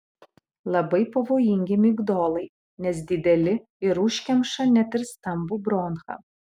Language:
Lithuanian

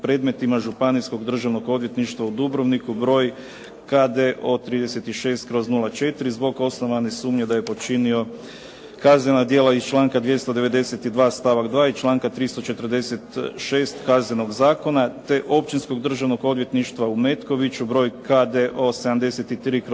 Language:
Croatian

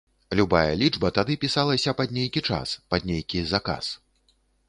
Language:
Belarusian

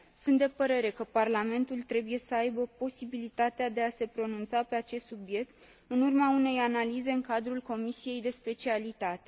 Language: Romanian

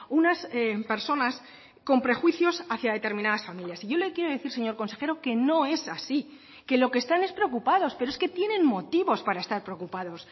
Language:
Spanish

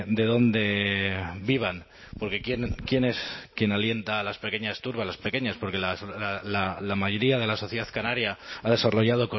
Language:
Spanish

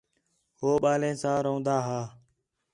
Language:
Khetrani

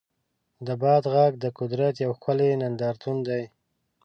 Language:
Pashto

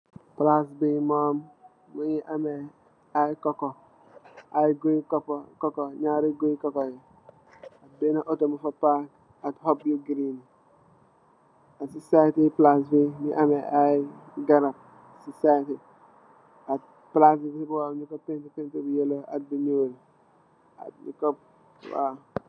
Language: Wolof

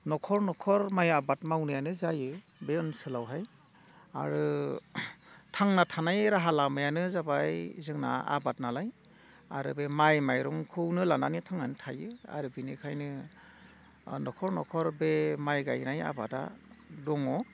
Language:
Bodo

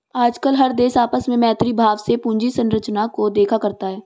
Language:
Hindi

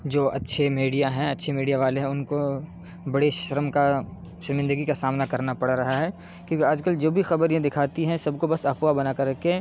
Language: Urdu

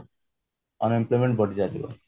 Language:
Odia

